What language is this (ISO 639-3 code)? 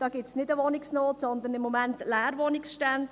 gsw